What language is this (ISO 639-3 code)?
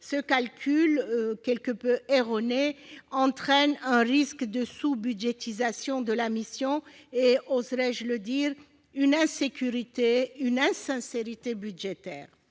fra